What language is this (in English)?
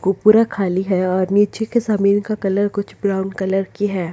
Hindi